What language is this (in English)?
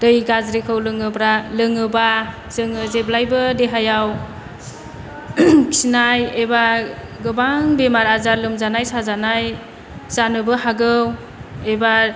Bodo